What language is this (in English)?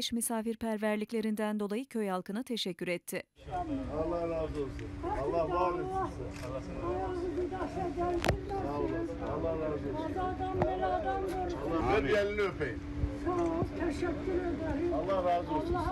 Turkish